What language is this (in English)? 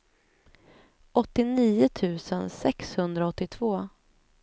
Swedish